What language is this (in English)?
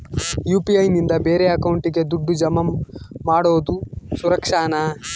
Kannada